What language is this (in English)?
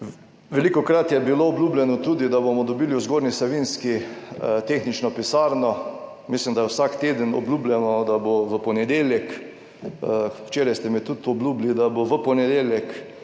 Slovenian